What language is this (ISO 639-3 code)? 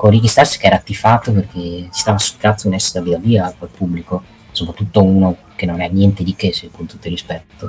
ita